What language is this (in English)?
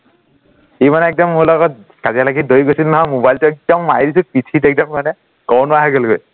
Assamese